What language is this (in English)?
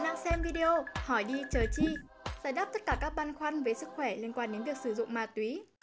Vietnamese